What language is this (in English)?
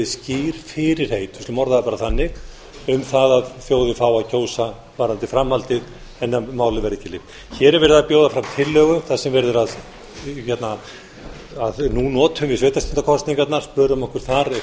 Icelandic